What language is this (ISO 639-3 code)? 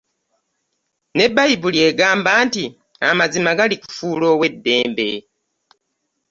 lug